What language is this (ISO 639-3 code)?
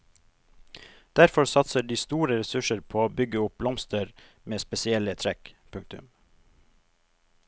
nor